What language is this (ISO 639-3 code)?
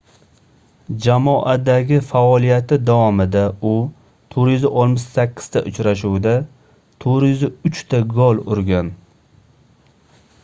uzb